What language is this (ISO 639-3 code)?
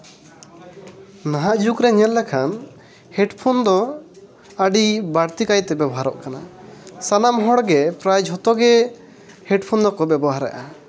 sat